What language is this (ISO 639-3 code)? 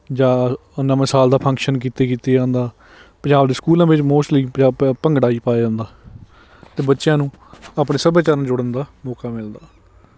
pan